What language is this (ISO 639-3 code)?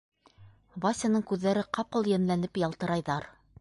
bak